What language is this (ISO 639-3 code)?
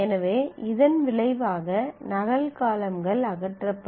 tam